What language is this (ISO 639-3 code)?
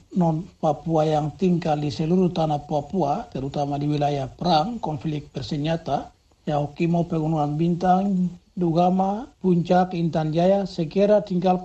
ind